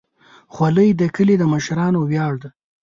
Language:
Pashto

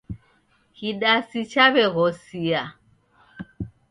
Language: Taita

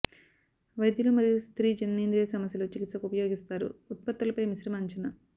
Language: Telugu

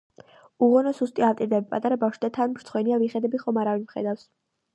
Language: Georgian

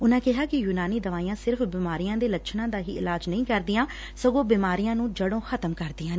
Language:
Punjabi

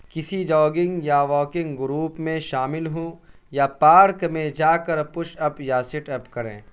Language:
Urdu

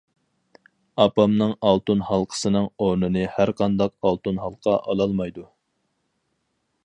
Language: Uyghur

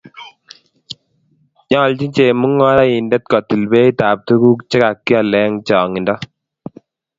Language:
Kalenjin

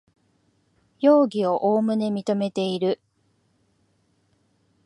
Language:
Japanese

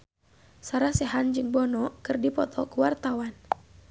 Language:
Sundanese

